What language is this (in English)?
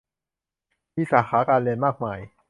Thai